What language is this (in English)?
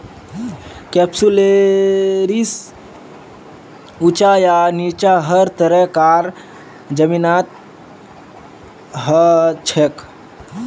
Magahi